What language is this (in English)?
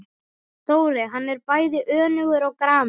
Icelandic